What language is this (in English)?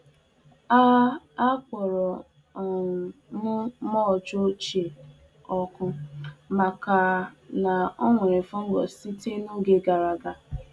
Igbo